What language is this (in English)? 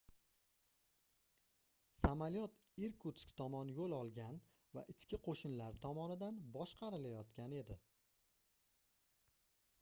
Uzbek